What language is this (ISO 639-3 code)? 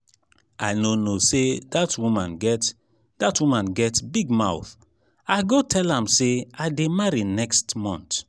pcm